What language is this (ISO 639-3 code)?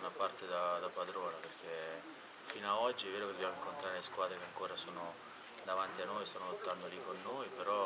ita